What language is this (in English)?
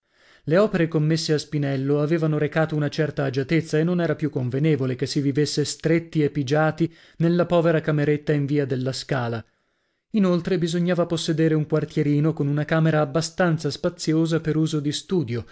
Italian